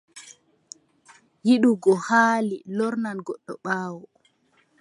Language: Adamawa Fulfulde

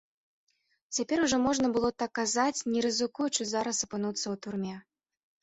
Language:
Belarusian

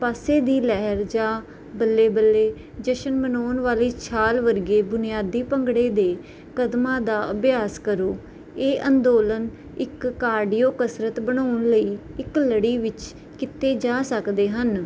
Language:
Punjabi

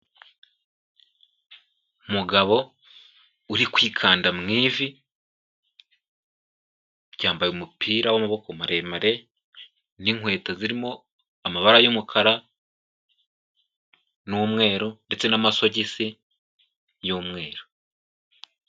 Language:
Kinyarwanda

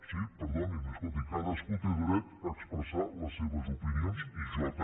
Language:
Catalan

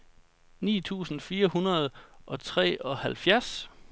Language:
Danish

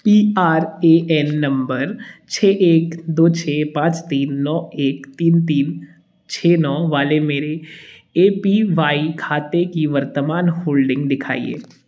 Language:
Hindi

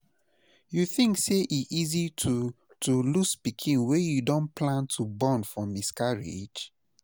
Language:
Nigerian Pidgin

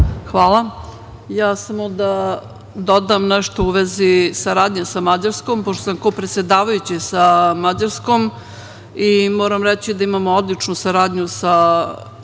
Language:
Serbian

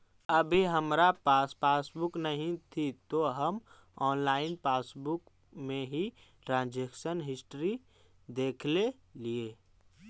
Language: Magahi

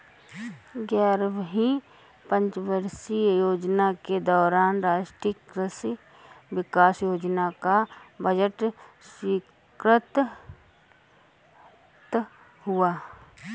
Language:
Hindi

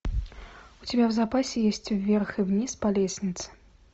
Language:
Russian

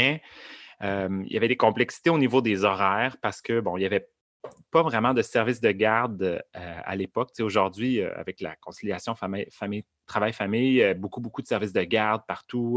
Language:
French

